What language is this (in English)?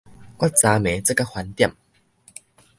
Min Nan Chinese